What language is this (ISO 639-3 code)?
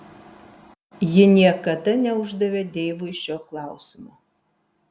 lit